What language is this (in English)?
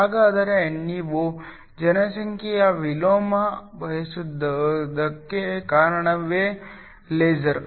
Kannada